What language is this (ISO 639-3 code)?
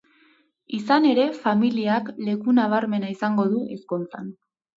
eus